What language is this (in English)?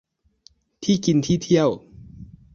Thai